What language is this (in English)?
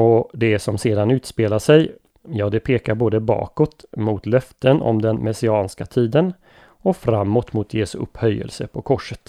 Swedish